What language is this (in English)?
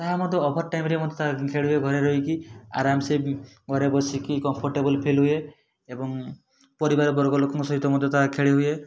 Odia